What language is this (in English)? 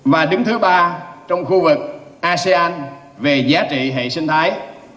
Vietnamese